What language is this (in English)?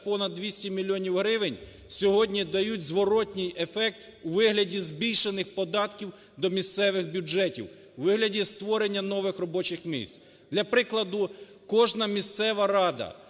Ukrainian